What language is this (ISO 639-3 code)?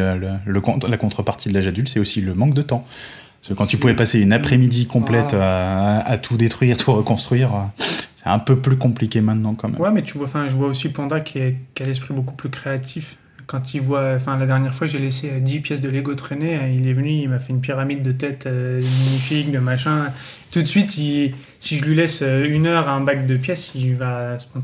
fra